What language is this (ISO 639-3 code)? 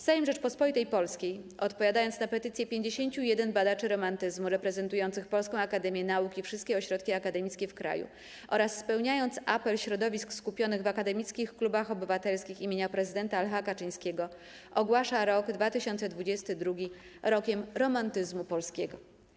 pol